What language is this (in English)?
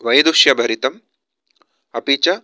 Sanskrit